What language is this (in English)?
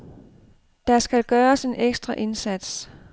Danish